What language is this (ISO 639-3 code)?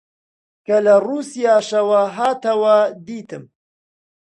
ckb